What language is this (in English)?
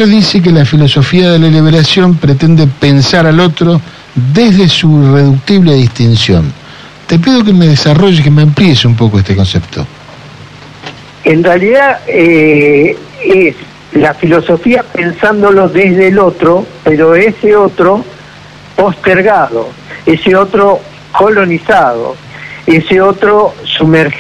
Spanish